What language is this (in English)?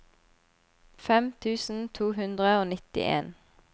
Norwegian